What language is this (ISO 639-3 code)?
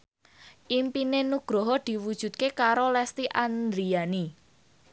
jav